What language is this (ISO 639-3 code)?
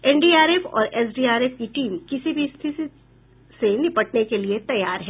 hin